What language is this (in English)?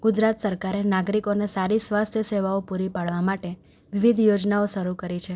Gujarati